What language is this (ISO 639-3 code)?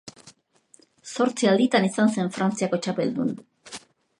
eus